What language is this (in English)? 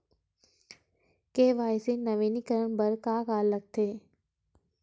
Chhattisgarhi